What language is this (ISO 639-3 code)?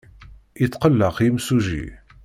kab